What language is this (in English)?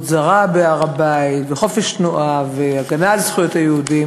Hebrew